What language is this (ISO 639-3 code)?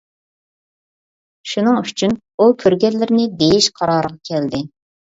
uig